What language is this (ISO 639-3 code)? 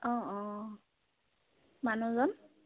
asm